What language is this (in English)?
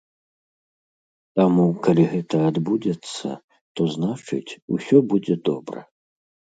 Belarusian